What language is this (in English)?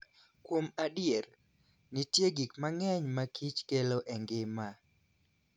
Luo (Kenya and Tanzania)